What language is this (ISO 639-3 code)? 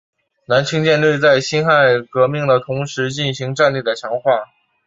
zho